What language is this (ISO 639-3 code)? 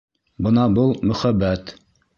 bak